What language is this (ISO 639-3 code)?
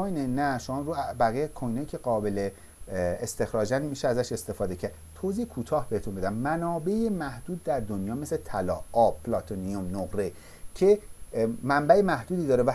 fas